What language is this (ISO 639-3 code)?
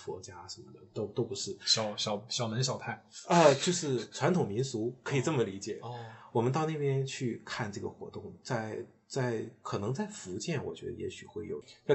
zho